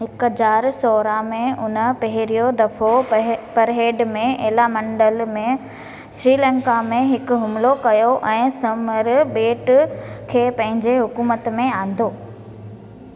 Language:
Sindhi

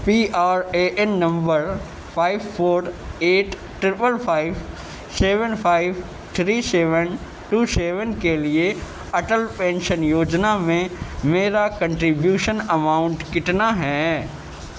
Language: Urdu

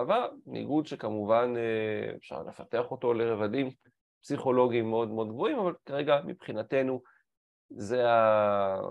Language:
Hebrew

